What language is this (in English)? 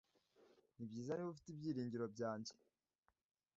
Kinyarwanda